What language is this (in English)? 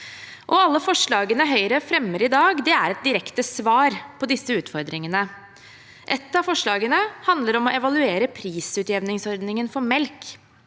Norwegian